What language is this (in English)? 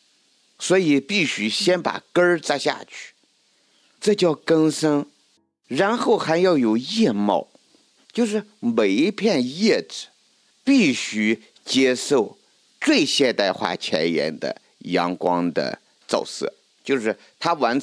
Chinese